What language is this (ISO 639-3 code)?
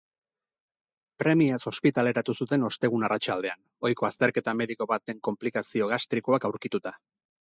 eus